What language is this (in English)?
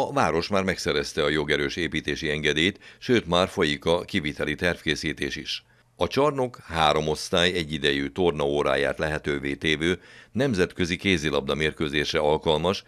Hungarian